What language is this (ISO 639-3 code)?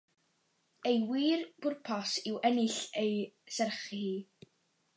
cym